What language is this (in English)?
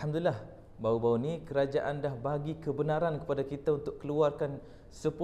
Malay